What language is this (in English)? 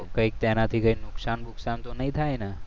Gujarati